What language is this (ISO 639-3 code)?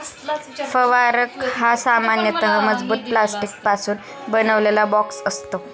mar